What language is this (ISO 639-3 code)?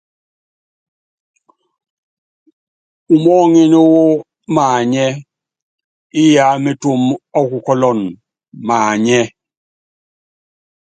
yav